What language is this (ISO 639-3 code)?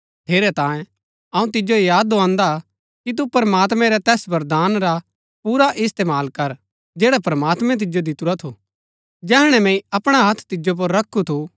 gbk